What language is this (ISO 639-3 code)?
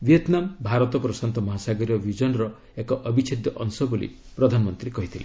ori